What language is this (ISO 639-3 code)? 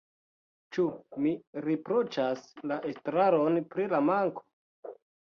epo